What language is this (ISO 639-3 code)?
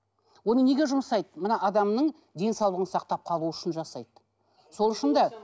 kaz